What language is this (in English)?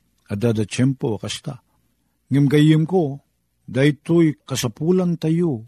Filipino